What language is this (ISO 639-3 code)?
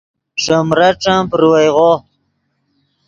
ydg